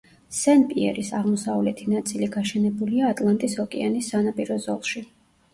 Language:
Georgian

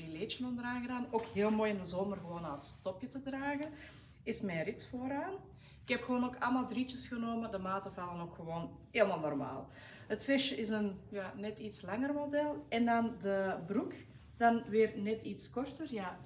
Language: Dutch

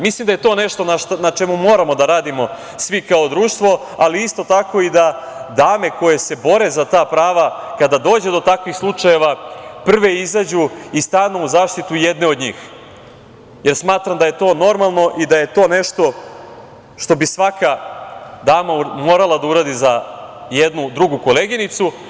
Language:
Serbian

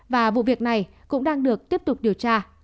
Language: Vietnamese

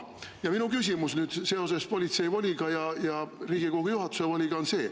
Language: Estonian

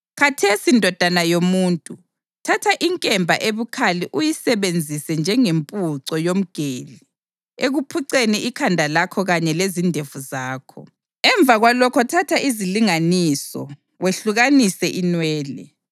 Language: North Ndebele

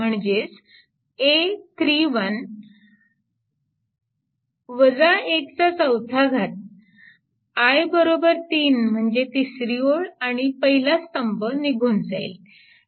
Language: Marathi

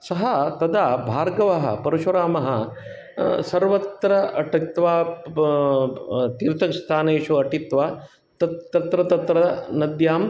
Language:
Sanskrit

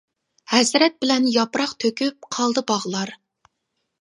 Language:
Uyghur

